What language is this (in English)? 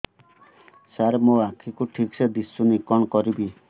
Odia